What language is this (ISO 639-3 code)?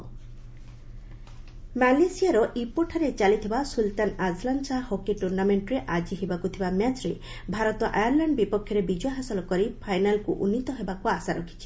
ori